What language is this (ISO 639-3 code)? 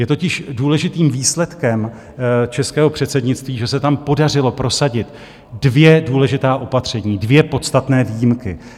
ces